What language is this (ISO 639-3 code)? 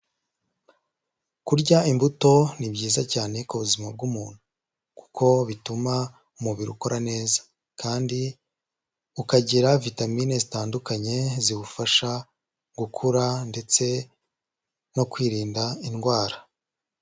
kin